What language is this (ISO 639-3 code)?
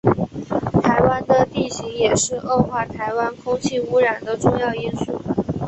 zho